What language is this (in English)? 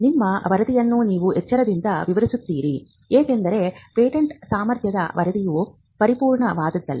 Kannada